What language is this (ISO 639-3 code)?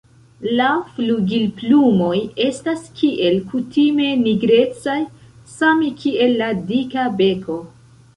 epo